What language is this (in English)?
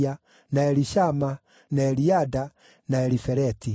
Kikuyu